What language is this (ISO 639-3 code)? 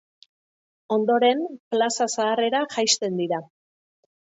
eus